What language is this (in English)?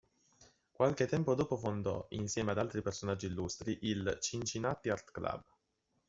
Italian